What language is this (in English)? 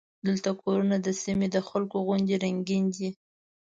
Pashto